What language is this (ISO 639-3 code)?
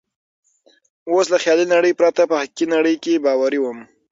pus